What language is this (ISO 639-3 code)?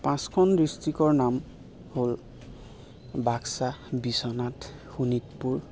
asm